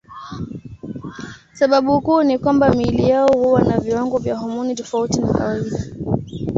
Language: Swahili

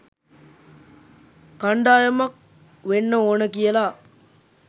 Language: Sinhala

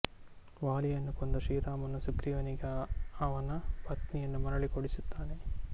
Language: Kannada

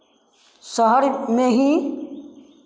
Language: Hindi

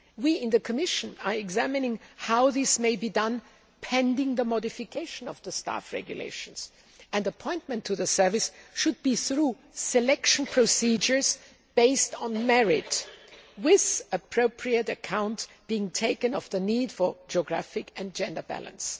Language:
English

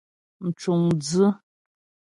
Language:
Ghomala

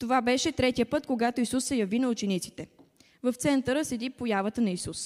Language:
Bulgarian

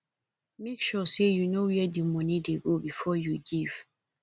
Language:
Nigerian Pidgin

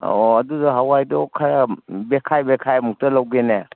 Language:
Manipuri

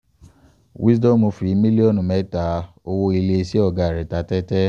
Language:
Yoruba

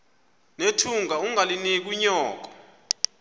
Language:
Xhosa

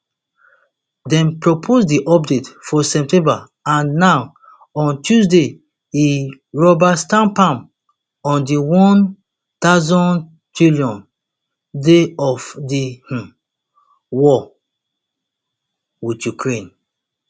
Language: Nigerian Pidgin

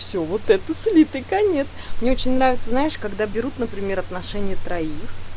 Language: Russian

